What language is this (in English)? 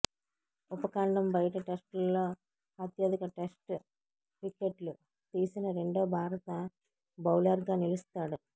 Telugu